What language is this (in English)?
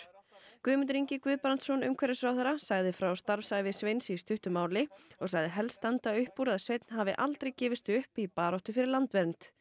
Icelandic